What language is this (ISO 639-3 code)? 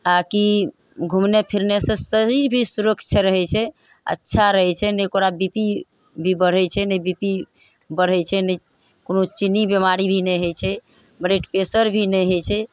mai